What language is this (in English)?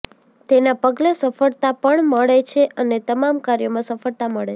Gujarati